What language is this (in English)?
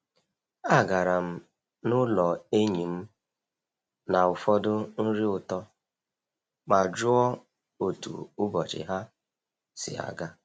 Igbo